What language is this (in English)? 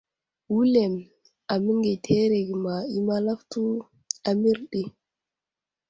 Wuzlam